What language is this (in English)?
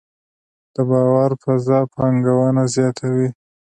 Pashto